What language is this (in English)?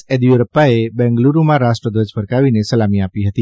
Gujarati